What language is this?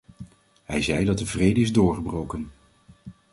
Dutch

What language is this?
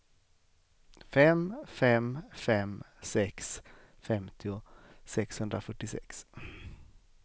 Swedish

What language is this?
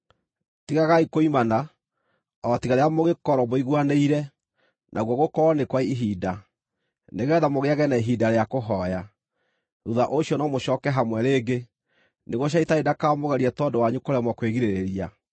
Kikuyu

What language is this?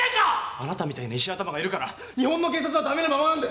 Japanese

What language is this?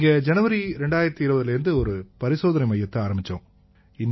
Tamil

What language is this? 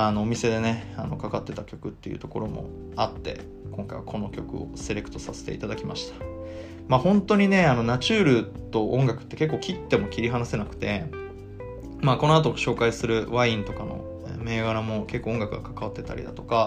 Japanese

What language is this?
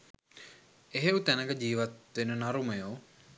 Sinhala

